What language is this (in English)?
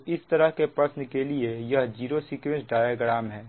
Hindi